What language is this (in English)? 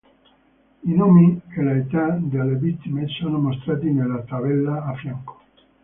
Italian